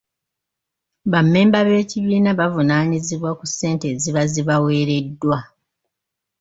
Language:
Ganda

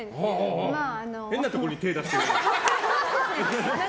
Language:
Japanese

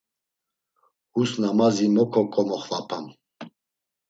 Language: Laz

